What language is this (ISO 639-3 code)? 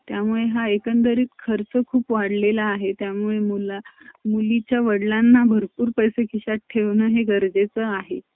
mar